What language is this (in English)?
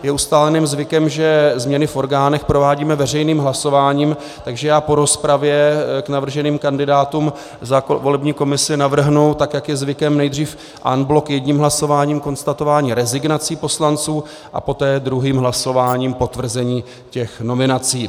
Czech